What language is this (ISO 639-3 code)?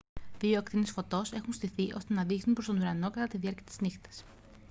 ell